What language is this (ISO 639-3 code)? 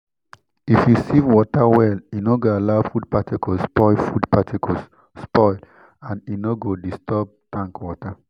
pcm